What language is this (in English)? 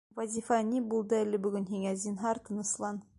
Bashkir